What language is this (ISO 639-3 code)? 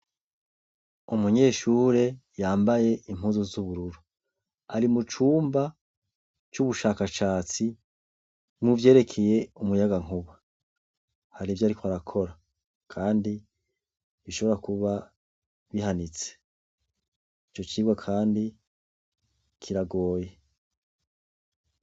run